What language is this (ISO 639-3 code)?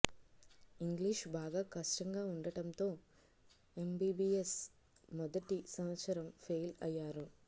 tel